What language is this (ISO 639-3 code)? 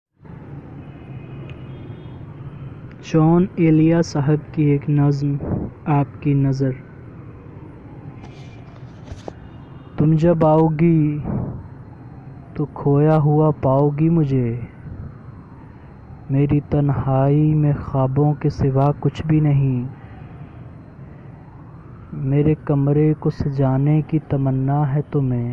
urd